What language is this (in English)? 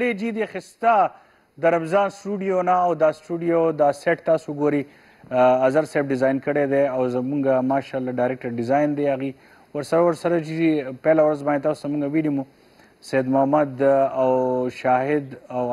Romanian